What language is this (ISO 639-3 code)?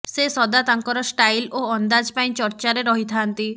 ori